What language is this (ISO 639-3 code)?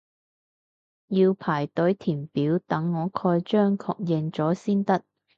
yue